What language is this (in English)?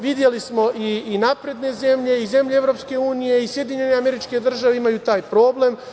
Serbian